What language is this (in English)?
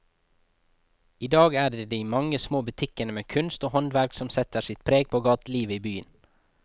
Norwegian